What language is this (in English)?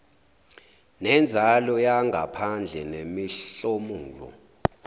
Zulu